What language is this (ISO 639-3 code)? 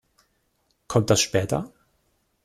deu